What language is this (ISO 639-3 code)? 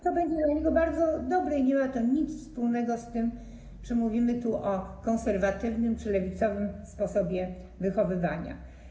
pol